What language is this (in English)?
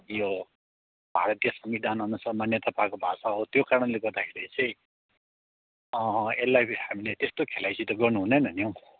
Nepali